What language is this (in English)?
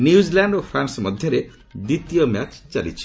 Odia